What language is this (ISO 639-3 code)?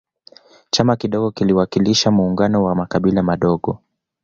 swa